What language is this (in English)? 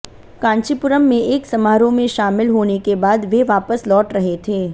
Hindi